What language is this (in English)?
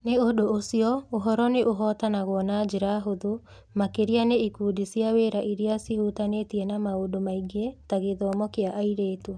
Kikuyu